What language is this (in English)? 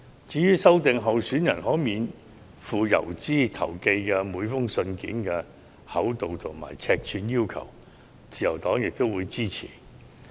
Cantonese